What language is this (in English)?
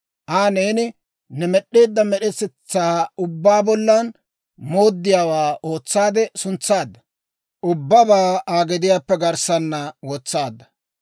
Dawro